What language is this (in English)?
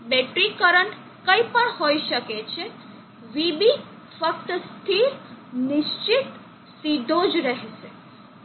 Gujarati